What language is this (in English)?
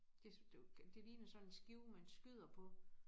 Danish